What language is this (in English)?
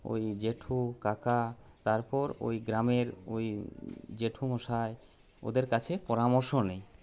Bangla